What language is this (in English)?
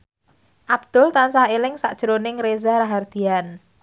Javanese